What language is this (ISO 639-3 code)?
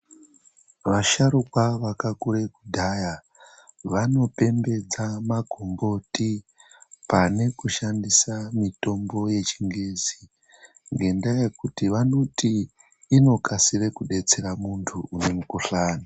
ndc